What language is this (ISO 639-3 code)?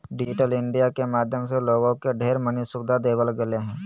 mag